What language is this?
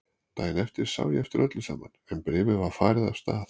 Icelandic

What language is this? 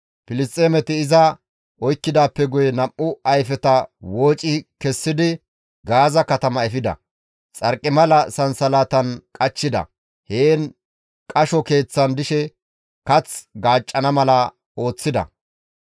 Gamo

